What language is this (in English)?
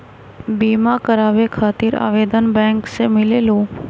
Magahi